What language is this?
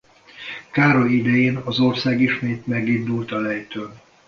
Hungarian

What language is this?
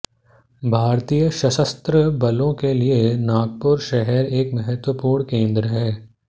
Hindi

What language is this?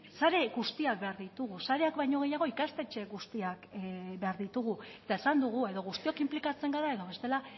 Basque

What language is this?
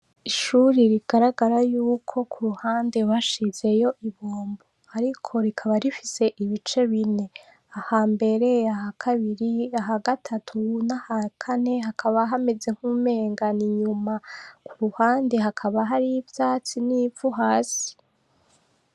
Rundi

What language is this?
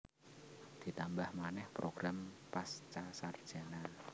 Javanese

